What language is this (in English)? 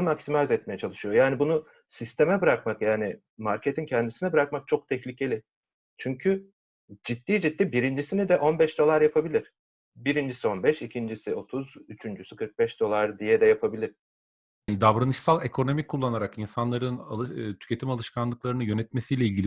Turkish